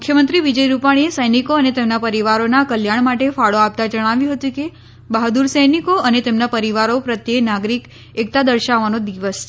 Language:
Gujarati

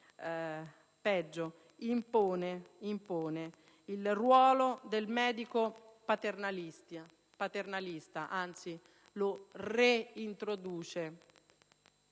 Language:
Italian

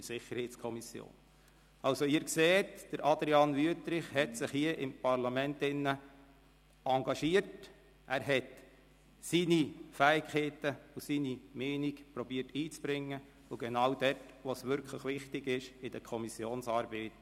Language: Swiss German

